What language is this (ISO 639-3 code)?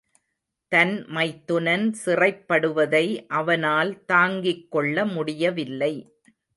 tam